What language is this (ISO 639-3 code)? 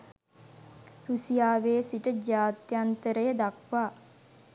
sin